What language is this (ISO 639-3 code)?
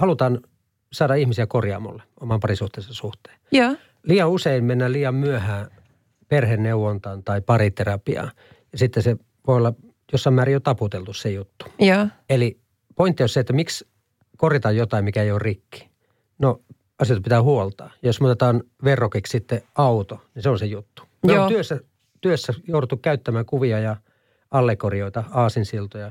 fin